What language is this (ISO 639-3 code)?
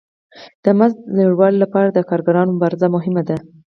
pus